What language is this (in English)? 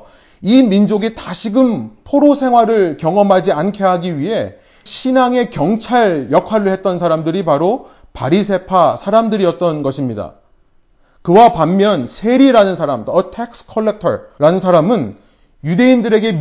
Korean